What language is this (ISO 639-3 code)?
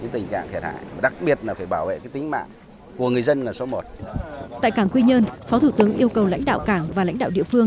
vie